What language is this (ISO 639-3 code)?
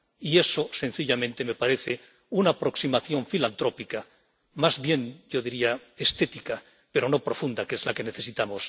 spa